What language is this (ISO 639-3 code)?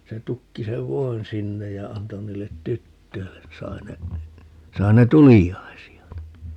fin